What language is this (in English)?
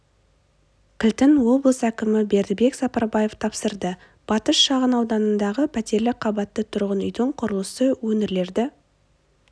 Kazakh